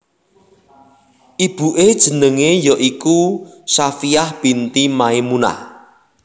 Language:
Javanese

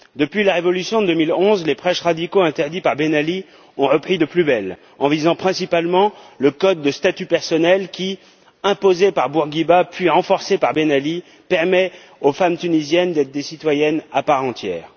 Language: French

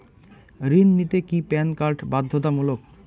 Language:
Bangla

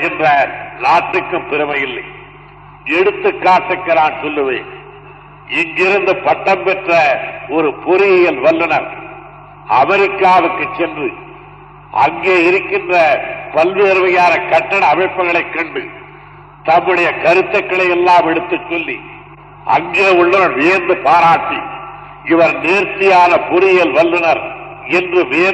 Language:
Tamil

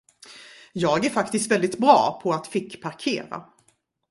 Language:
Swedish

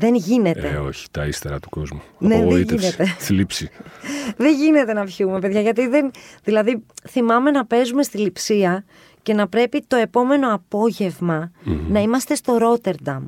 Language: Greek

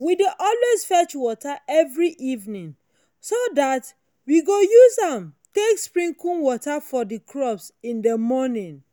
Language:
Nigerian Pidgin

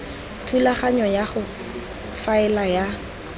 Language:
Tswana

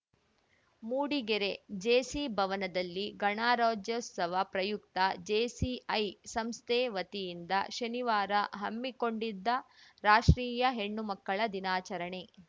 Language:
Kannada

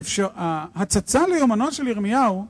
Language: Hebrew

